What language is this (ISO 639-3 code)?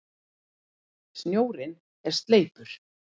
isl